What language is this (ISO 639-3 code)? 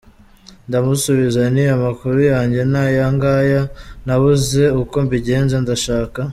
kin